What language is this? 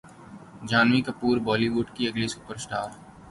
Urdu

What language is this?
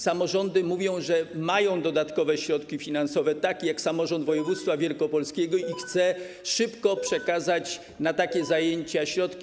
Polish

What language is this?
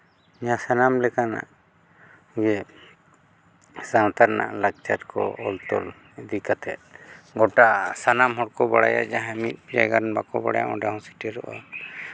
Santali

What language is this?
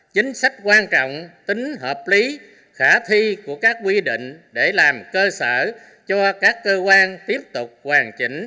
Vietnamese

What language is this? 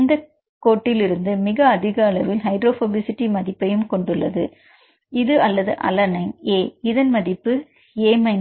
Tamil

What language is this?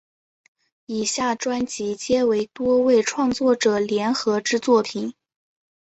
Chinese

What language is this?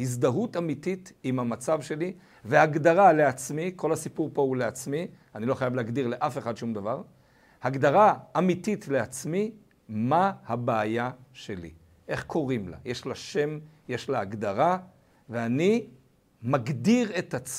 Hebrew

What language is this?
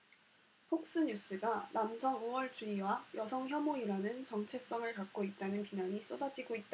Korean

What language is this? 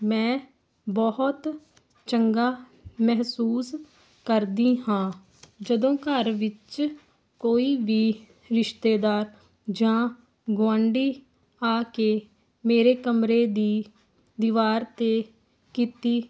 Punjabi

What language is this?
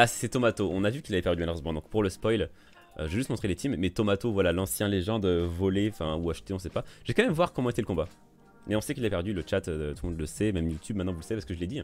French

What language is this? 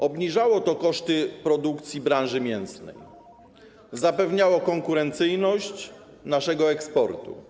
Polish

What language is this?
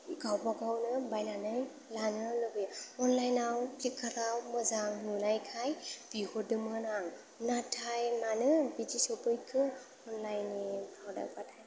Bodo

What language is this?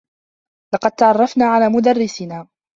Arabic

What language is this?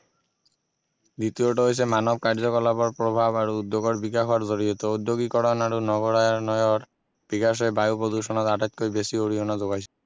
Assamese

